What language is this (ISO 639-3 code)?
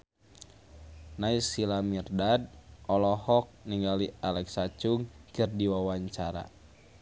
sun